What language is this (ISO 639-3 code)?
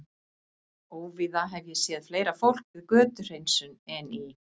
isl